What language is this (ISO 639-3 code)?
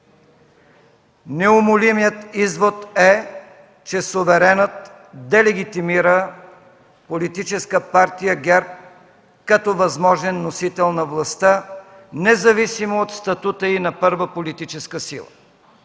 bul